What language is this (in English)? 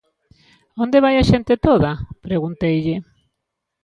Galician